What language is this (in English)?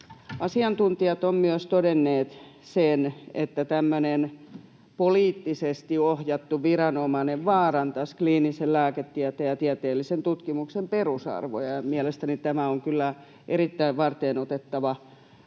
Finnish